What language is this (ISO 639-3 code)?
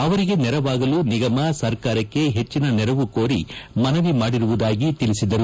kan